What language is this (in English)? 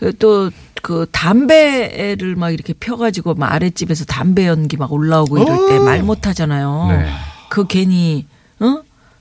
Korean